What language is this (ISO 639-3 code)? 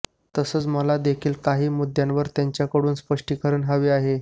mar